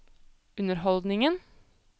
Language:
Norwegian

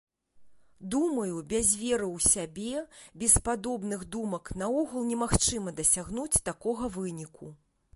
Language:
Belarusian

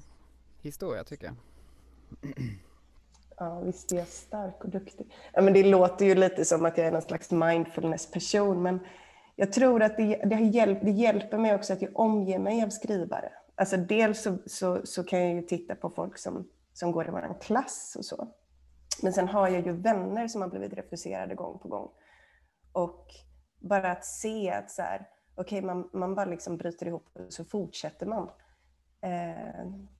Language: Swedish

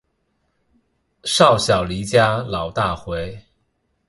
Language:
Chinese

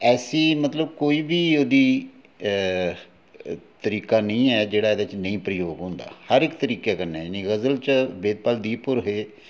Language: Dogri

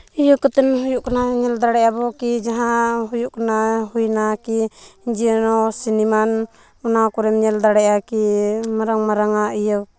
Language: Santali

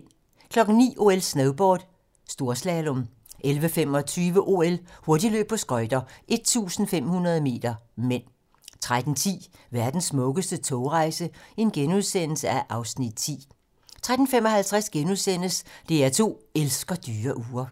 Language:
Danish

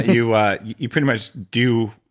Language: English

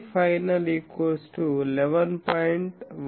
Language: Telugu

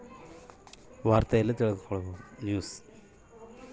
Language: Kannada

